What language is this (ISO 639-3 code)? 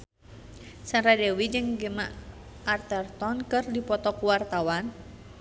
sun